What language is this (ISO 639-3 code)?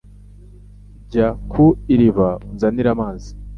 kin